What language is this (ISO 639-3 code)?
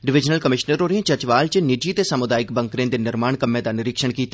doi